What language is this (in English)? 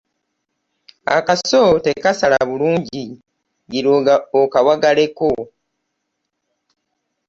Ganda